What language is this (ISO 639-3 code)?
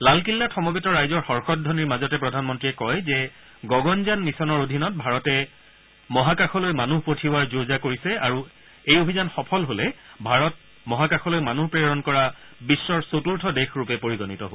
asm